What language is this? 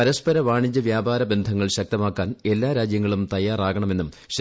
Malayalam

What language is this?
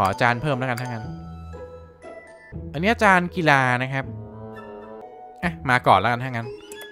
Thai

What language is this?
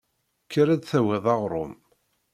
Kabyle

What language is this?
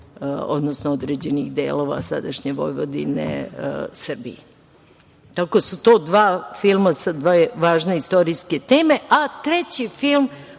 Serbian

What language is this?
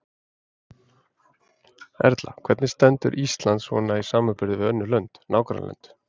Icelandic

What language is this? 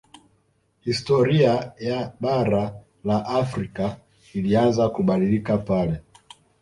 Swahili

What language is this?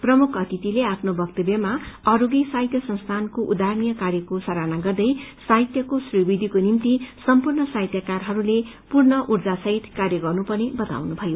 Nepali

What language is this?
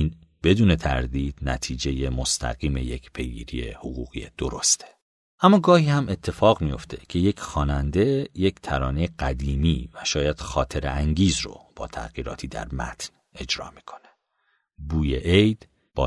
Persian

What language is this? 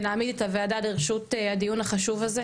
Hebrew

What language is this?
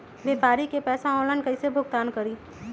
Magahi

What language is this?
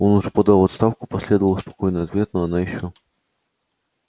Russian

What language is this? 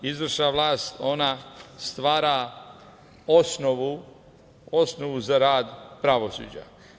Serbian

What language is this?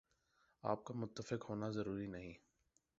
Urdu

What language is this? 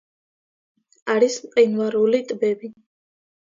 Georgian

